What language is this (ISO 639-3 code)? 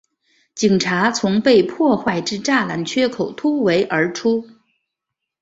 zho